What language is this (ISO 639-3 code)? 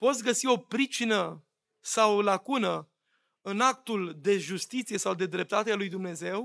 ron